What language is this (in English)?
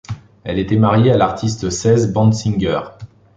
French